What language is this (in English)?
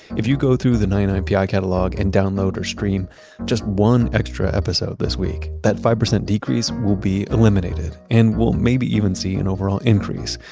English